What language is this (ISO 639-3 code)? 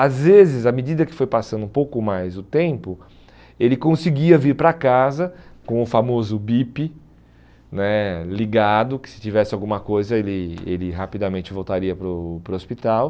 por